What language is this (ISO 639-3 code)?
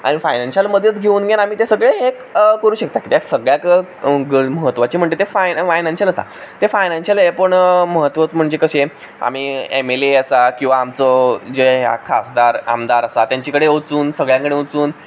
kok